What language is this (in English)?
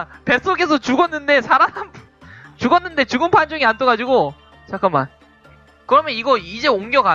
Korean